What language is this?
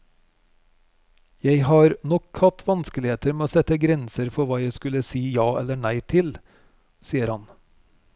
Norwegian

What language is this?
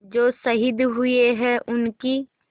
Hindi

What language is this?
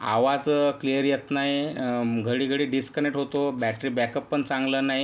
Marathi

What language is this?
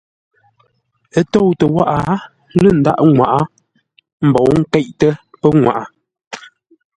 Ngombale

